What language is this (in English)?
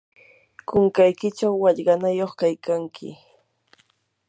Yanahuanca Pasco Quechua